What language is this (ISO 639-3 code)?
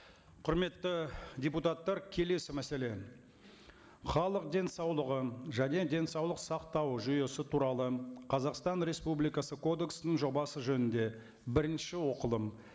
kaz